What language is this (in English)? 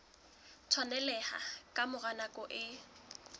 Southern Sotho